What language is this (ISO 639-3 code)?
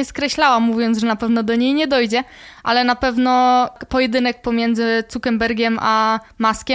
pol